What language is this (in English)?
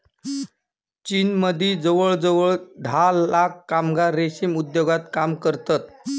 Marathi